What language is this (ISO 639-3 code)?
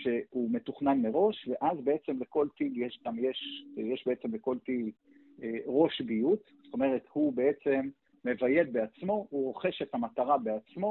heb